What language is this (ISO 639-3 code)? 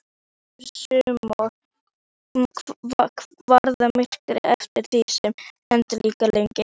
isl